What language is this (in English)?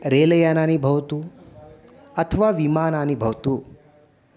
Sanskrit